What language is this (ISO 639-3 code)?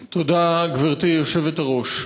heb